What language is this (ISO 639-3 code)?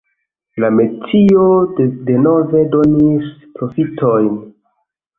epo